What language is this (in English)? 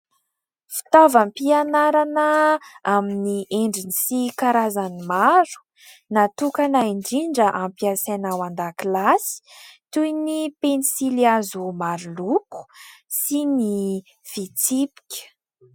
Malagasy